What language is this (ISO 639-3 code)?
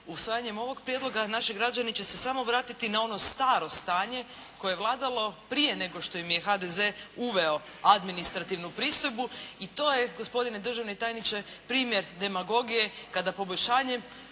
hrv